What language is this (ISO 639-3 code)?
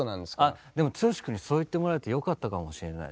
jpn